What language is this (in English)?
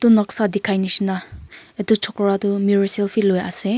Naga Pidgin